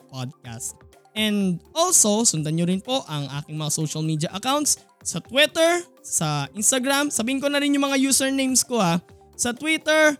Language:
Filipino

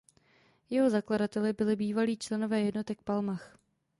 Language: Czech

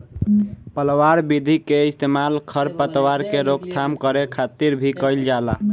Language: Bhojpuri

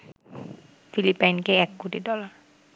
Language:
Bangla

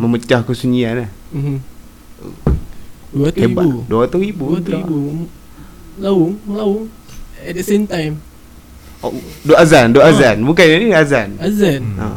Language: Malay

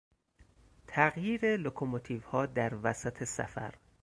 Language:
Persian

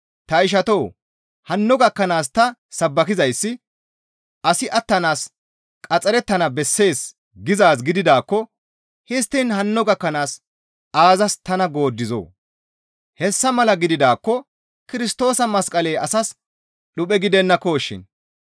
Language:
Gamo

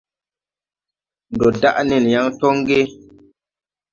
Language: Tupuri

